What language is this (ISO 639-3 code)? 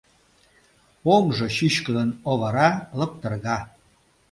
chm